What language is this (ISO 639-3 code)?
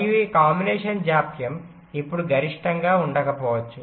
tel